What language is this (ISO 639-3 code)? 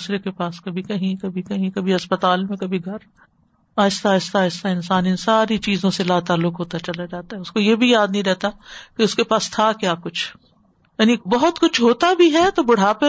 urd